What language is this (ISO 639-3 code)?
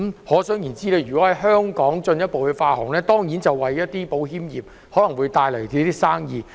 yue